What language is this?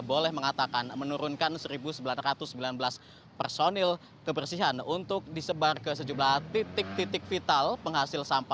Indonesian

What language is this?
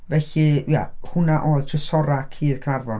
Welsh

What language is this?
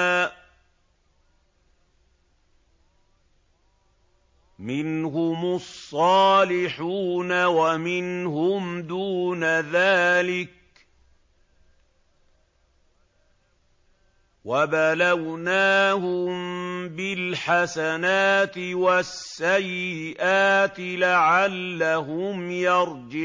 Arabic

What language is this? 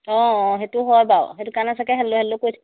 Assamese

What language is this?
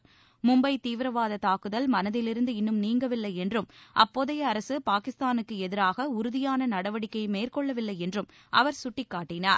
Tamil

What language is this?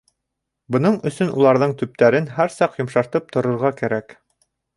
Bashkir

